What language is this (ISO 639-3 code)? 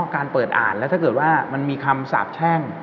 tha